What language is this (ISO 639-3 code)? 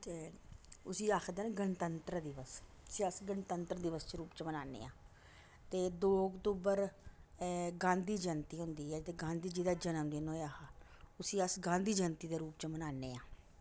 doi